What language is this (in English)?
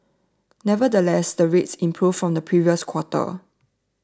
English